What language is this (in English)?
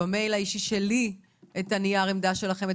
Hebrew